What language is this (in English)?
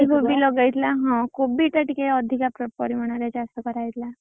Odia